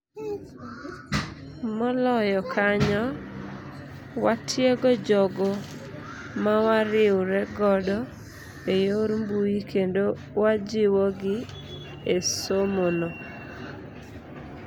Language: Luo (Kenya and Tanzania)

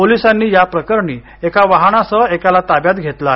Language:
Marathi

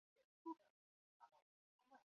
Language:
Chinese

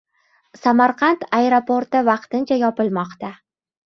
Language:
Uzbek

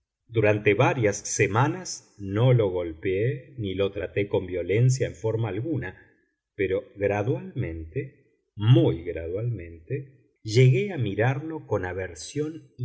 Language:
Spanish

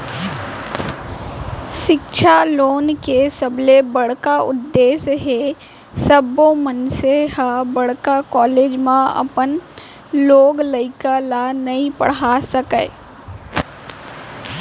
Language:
Chhattisgarhi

